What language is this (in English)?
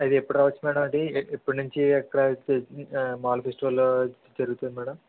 Telugu